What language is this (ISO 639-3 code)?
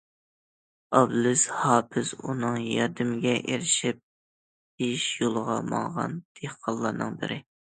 uig